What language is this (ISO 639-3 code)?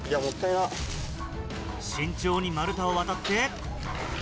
jpn